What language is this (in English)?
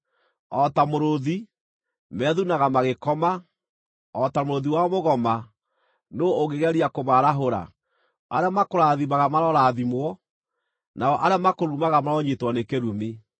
Kikuyu